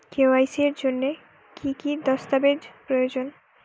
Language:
Bangla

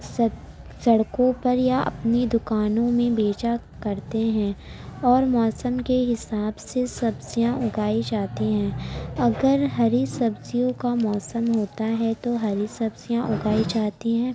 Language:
Urdu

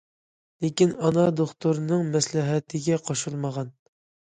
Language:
Uyghur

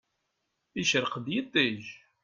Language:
Kabyle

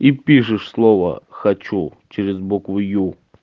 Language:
Russian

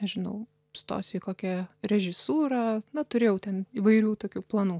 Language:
Lithuanian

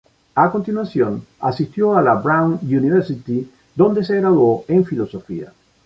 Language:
Spanish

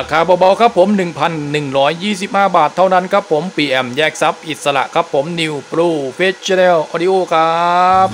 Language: Thai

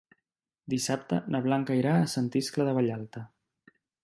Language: Catalan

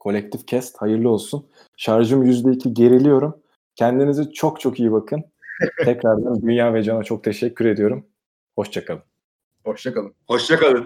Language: Turkish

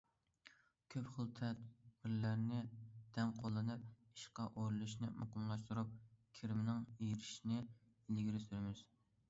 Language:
Uyghur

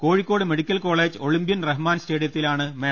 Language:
Malayalam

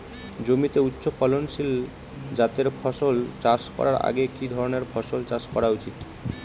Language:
Bangla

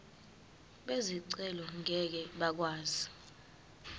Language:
Zulu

